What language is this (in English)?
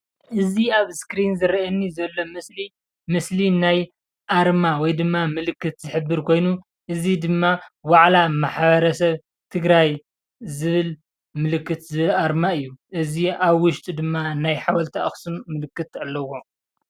Tigrinya